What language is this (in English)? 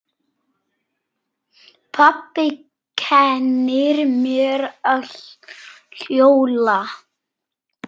Icelandic